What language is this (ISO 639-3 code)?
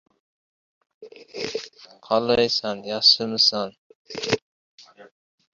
uzb